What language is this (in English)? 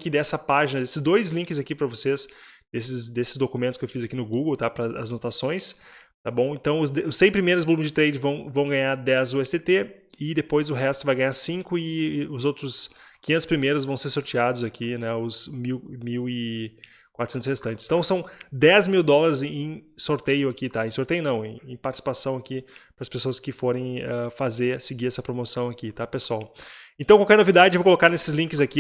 Portuguese